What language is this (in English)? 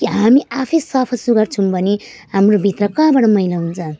Nepali